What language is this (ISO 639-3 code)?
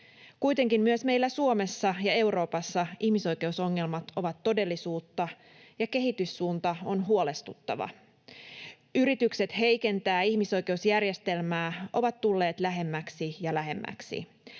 fin